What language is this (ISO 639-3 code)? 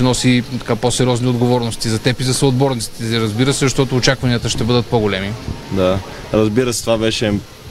bul